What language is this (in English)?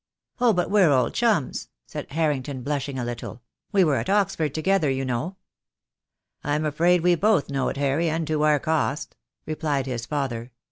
English